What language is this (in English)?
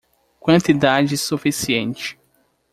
Portuguese